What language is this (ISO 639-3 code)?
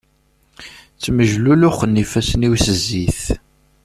kab